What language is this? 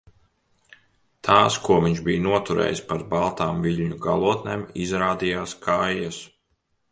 Latvian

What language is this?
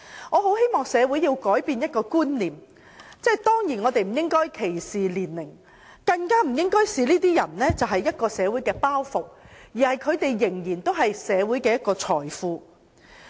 Cantonese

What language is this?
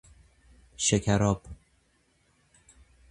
Persian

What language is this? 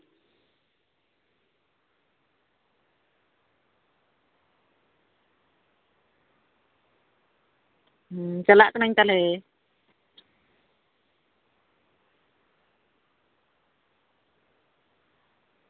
Santali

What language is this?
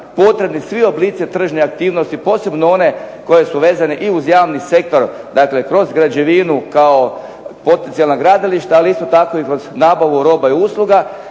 Croatian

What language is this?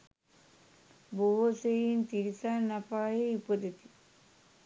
Sinhala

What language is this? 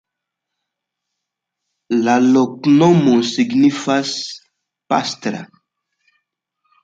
Esperanto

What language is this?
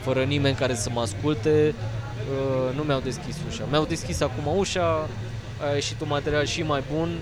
Romanian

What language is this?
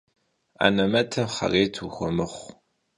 Kabardian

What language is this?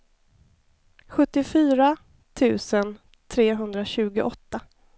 Swedish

